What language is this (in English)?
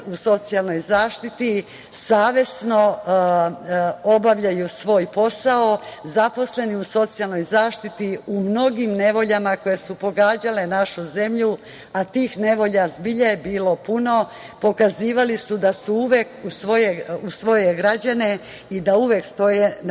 Serbian